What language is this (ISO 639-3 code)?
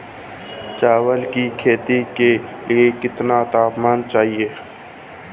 hin